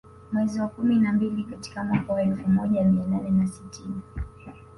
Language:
Swahili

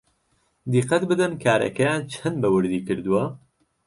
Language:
Central Kurdish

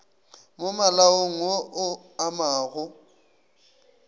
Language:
Northern Sotho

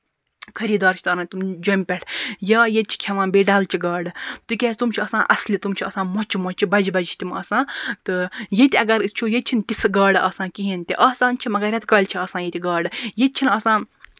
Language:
Kashmiri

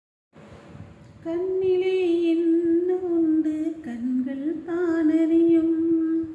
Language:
Indonesian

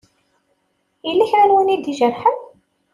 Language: Kabyle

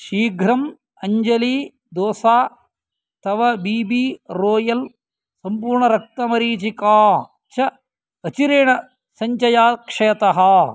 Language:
Sanskrit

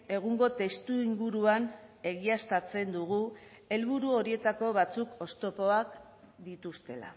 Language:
Basque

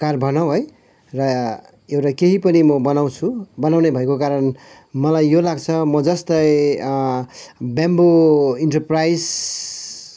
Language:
Nepali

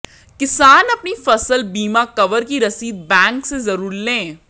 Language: Hindi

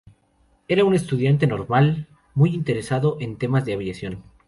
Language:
Spanish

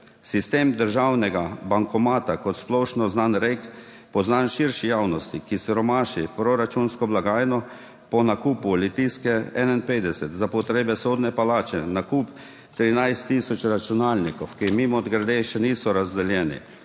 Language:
Slovenian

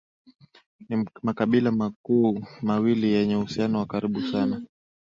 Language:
Swahili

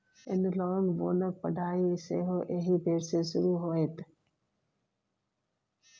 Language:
Maithili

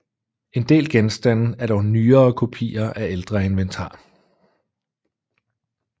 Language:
Danish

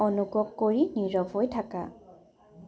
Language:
Assamese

